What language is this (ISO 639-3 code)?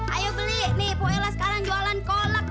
ind